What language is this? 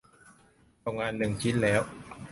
Thai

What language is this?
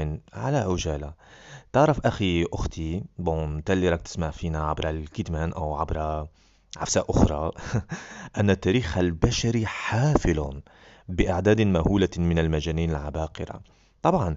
Arabic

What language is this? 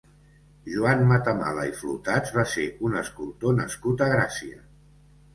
Catalan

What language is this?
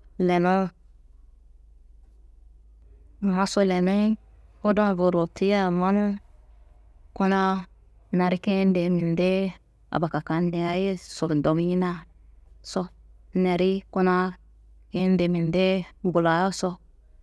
Kanembu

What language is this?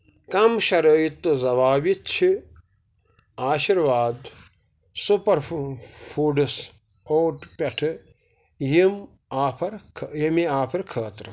Kashmiri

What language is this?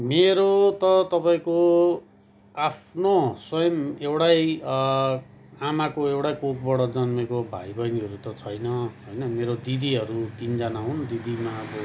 Nepali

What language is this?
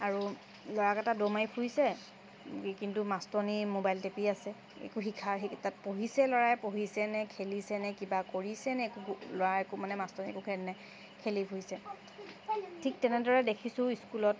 Assamese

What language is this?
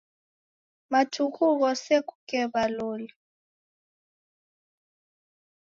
Taita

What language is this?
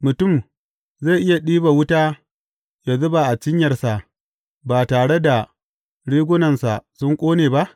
Hausa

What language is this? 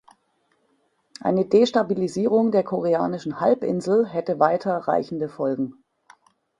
German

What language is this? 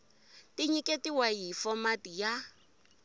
Tsonga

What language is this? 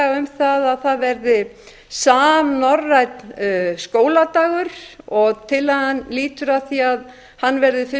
Icelandic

